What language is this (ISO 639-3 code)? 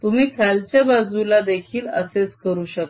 mar